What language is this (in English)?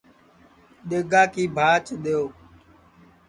Sansi